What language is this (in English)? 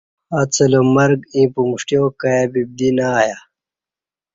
Kati